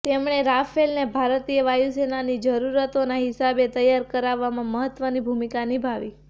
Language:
Gujarati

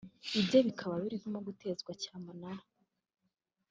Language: Kinyarwanda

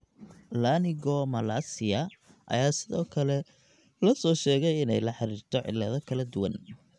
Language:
Somali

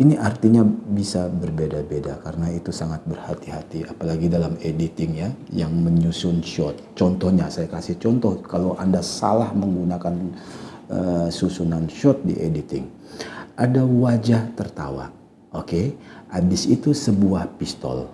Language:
Indonesian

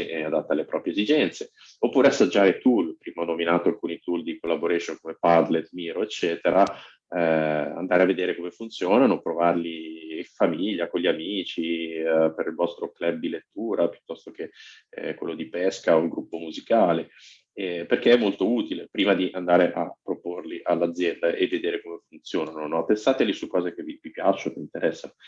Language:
Italian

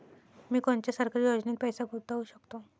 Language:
Marathi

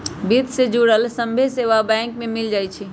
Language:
Magahi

